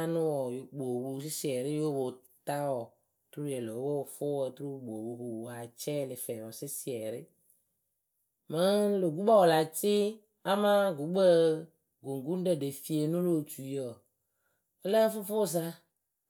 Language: Akebu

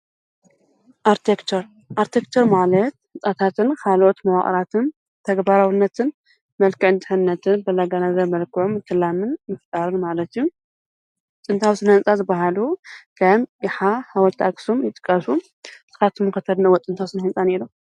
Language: Tigrinya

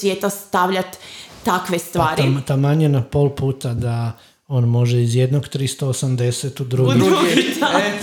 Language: Croatian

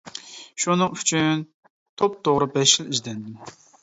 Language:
Uyghur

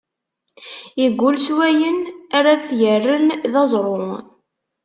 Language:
Kabyle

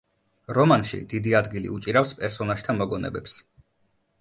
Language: Georgian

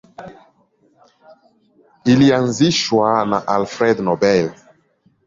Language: Swahili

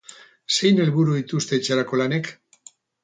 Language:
Basque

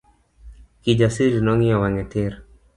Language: Luo (Kenya and Tanzania)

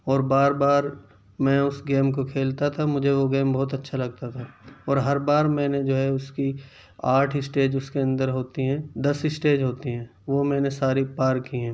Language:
Urdu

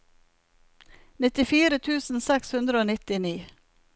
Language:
Norwegian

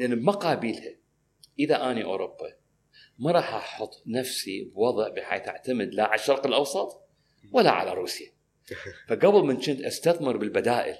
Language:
Arabic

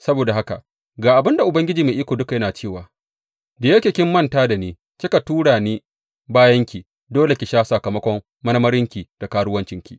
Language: Hausa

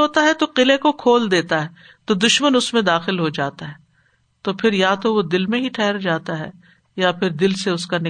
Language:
Urdu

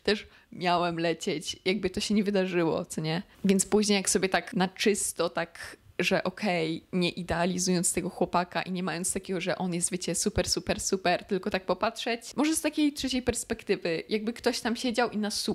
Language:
Polish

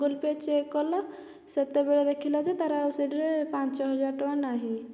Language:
Odia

